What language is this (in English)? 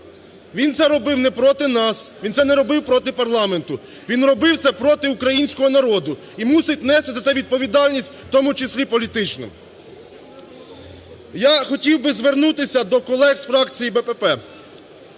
Ukrainian